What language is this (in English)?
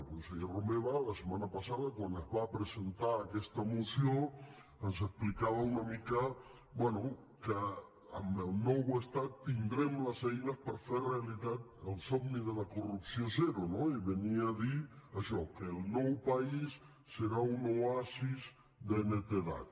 Catalan